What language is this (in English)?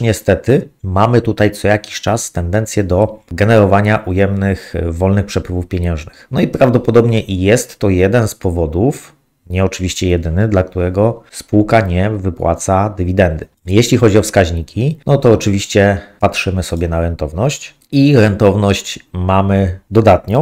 Polish